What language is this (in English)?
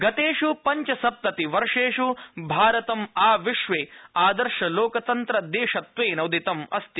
Sanskrit